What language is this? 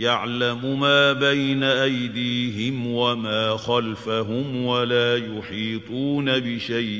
Arabic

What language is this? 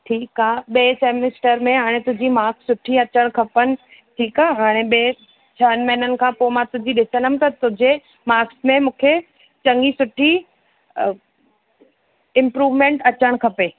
Sindhi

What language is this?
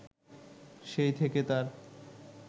Bangla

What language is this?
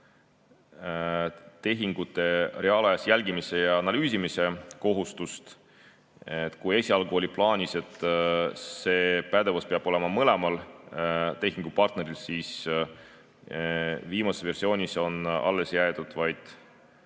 Estonian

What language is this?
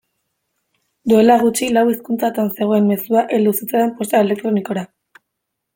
Basque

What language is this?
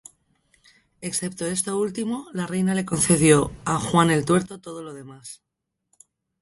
Spanish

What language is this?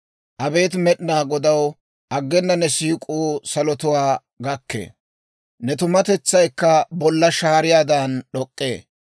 Dawro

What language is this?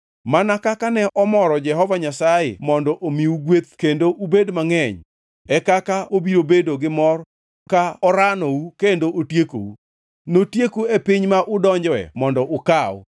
Luo (Kenya and Tanzania)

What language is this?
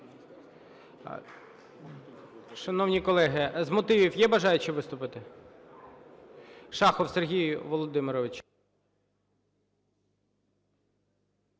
Ukrainian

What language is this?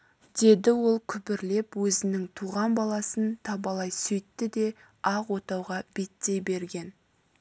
Kazakh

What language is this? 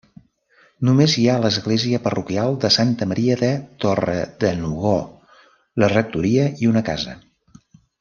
Catalan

